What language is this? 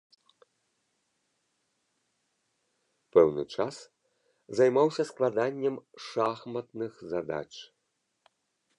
Belarusian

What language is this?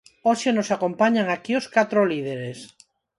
Galician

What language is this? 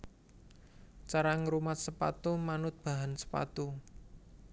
Javanese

